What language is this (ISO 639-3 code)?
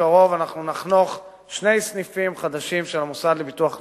heb